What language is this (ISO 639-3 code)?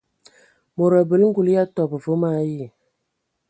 ewo